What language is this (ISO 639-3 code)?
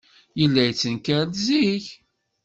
kab